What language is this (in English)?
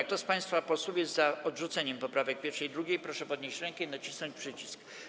Polish